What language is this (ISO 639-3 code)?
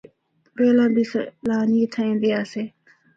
hno